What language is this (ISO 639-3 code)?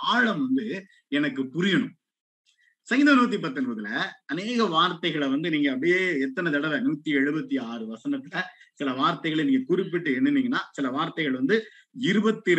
tam